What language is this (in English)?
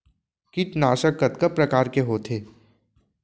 Chhattisgarhi